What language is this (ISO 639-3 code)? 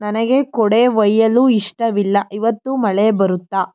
kan